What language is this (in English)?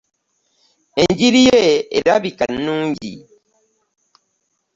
Ganda